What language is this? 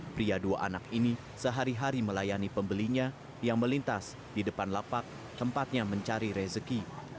Indonesian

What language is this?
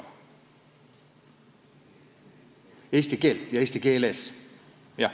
Estonian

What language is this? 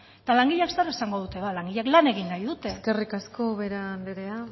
Basque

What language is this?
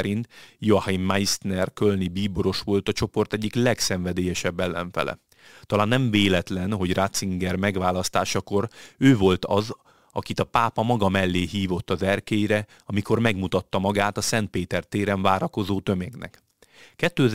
Hungarian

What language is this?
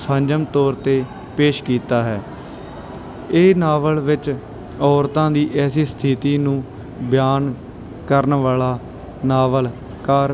Punjabi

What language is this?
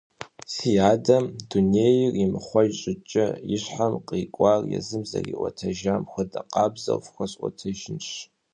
Kabardian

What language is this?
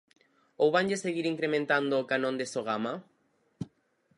Galician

